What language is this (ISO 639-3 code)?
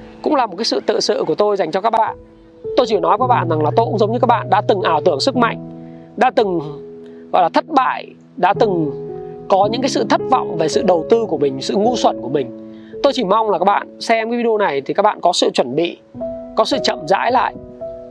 vie